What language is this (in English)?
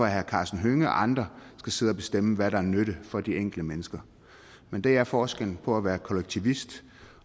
Danish